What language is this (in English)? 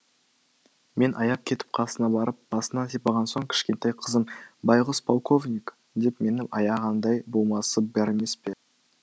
Kazakh